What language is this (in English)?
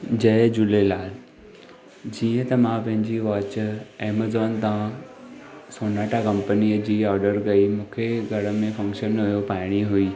Sindhi